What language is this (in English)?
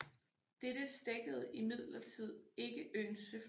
Danish